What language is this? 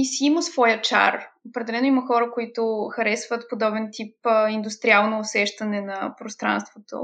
Bulgarian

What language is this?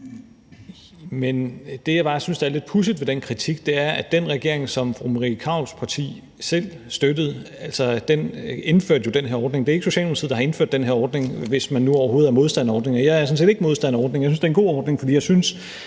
Danish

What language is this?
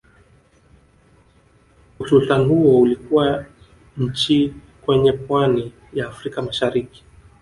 Swahili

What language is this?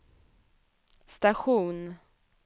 Swedish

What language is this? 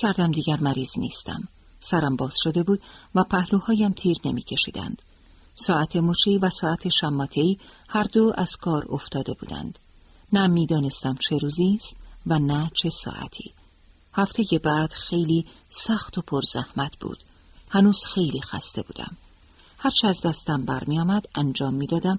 Persian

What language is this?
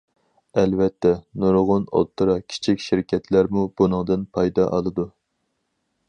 Uyghur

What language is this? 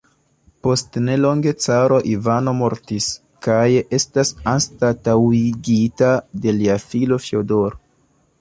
Esperanto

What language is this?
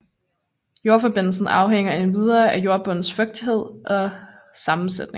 Danish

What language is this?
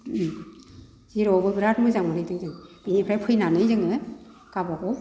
Bodo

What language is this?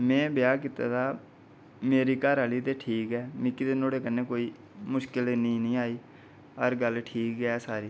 Dogri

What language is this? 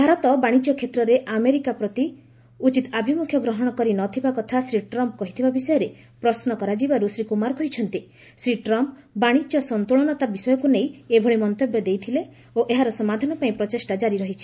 Odia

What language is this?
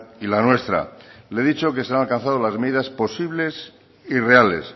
Spanish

